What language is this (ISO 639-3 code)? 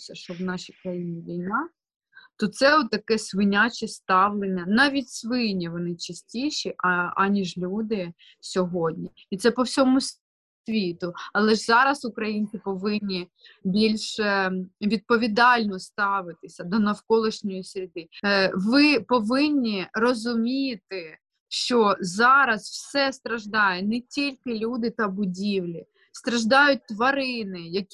ukr